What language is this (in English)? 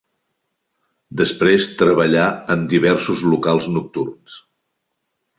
Catalan